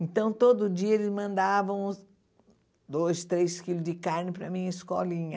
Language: Portuguese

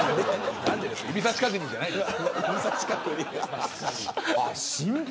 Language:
Japanese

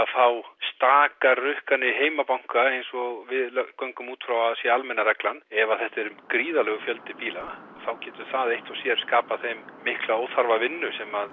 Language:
Icelandic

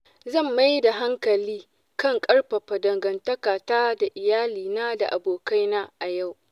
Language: Hausa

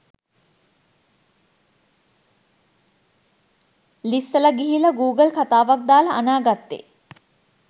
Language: Sinhala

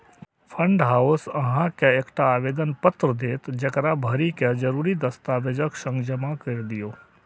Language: Maithili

